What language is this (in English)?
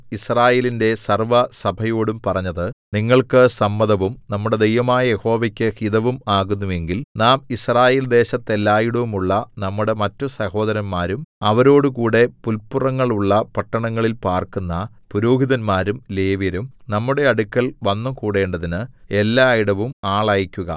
Malayalam